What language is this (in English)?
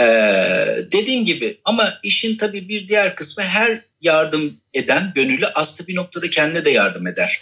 Turkish